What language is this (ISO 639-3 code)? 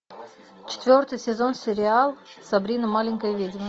rus